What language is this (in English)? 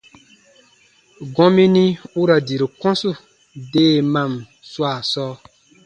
Baatonum